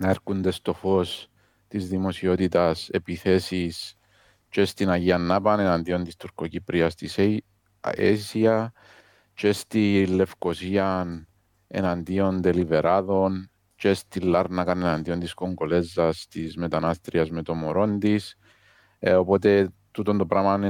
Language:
Greek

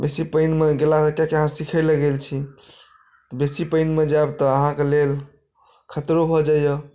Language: Maithili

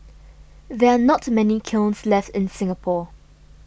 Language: English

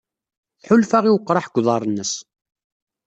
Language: Kabyle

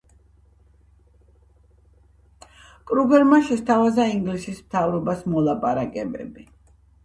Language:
Georgian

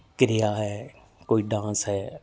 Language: Punjabi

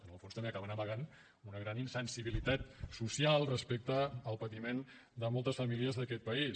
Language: Catalan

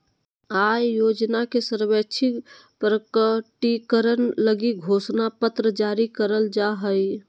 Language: Magahi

